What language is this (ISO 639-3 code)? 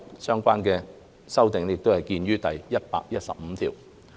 yue